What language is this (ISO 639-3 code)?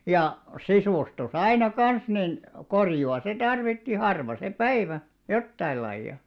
fin